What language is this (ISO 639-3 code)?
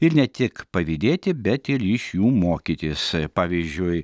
lit